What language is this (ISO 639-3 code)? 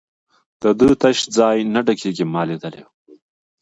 pus